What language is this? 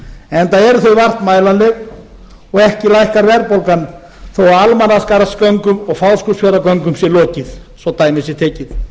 Icelandic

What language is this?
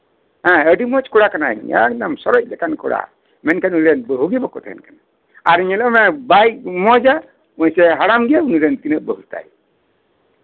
Santali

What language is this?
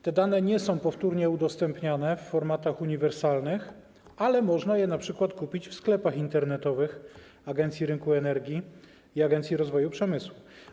Polish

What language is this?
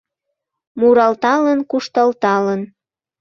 Mari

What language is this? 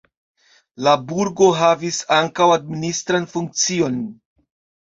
Esperanto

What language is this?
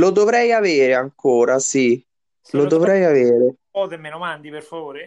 Italian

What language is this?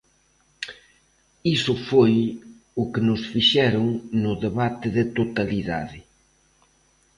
Galician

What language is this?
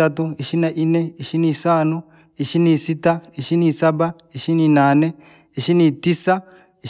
Langi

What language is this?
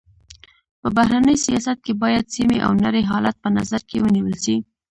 Pashto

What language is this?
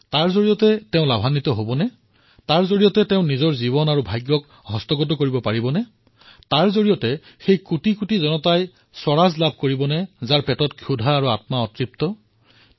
Assamese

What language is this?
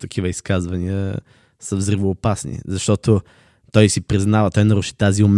Bulgarian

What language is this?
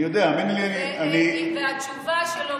Hebrew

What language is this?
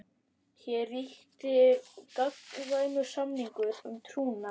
Icelandic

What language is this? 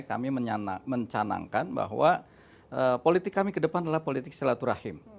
Indonesian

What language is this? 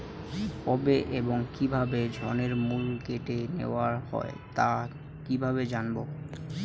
Bangla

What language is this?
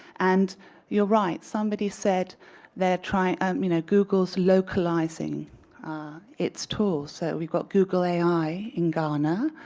English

